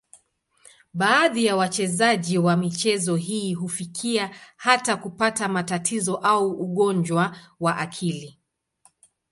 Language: Swahili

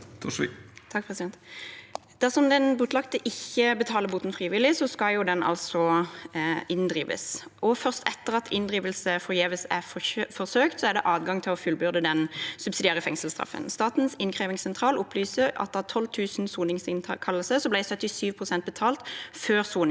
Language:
Norwegian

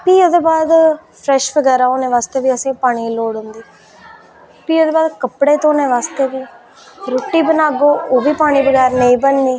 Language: Dogri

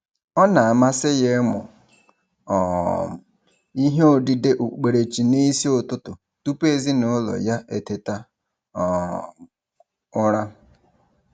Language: Igbo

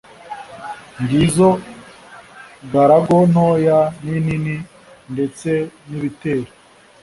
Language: Kinyarwanda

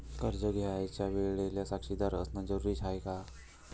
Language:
Marathi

